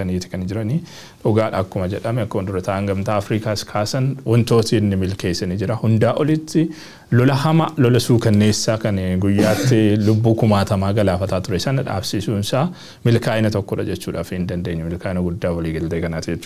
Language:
Arabic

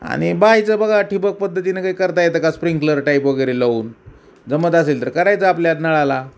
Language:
Marathi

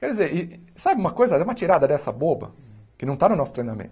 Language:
Portuguese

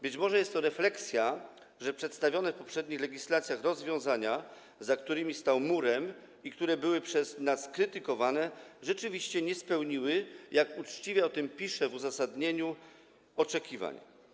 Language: Polish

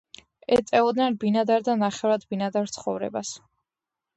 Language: Georgian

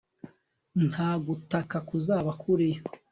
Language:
Kinyarwanda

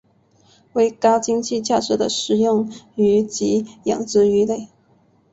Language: Chinese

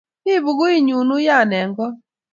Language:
Kalenjin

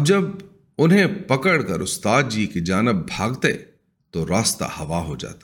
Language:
Urdu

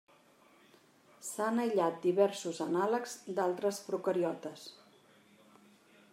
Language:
Catalan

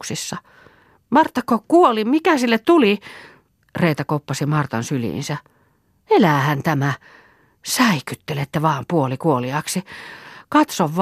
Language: Finnish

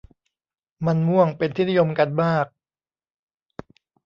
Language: Thai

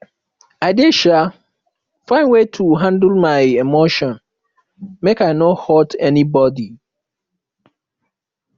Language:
Nigerian Pidgin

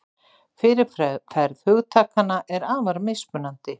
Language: Icelandic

